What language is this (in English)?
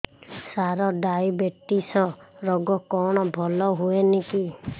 Odia